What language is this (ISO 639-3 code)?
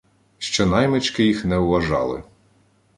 ukr